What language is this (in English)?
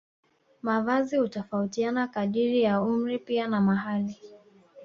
Swahili